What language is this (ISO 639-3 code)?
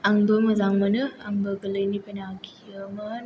brx